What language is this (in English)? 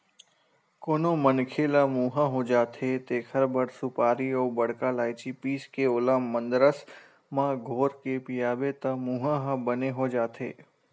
Chhattisgarhi